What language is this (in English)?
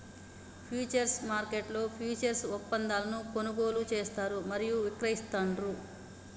Telugu